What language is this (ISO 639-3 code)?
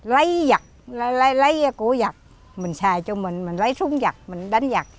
vie